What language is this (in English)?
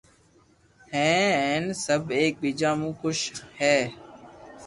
Loarki